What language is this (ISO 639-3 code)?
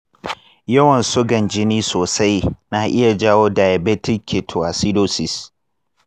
hau